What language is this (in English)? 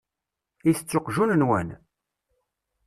Kabyle